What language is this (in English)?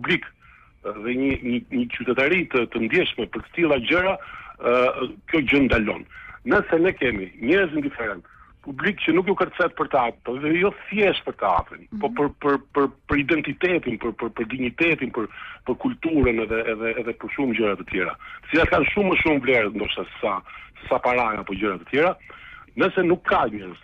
Romanian